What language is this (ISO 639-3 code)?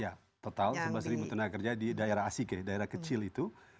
ind